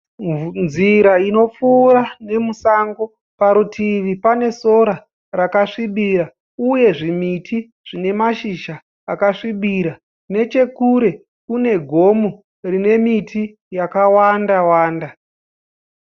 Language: Shona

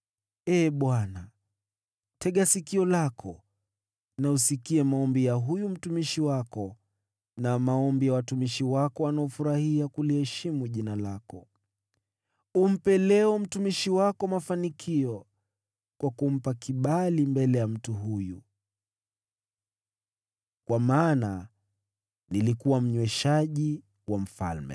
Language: Swahili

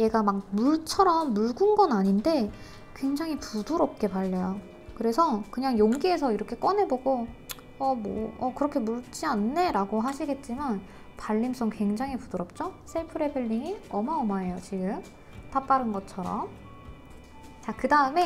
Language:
Korean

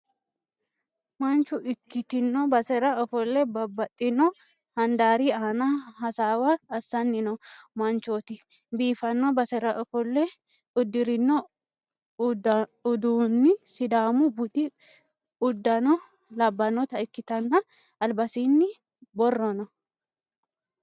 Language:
Sidamo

